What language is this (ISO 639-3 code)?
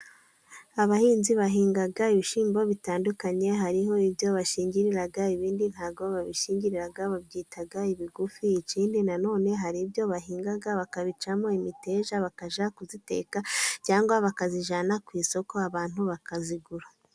kin